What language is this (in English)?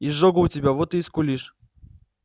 Russian